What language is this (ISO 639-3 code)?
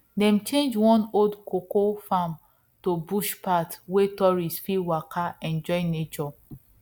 pcm